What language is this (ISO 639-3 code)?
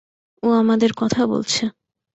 ben